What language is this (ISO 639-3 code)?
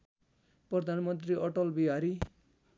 nep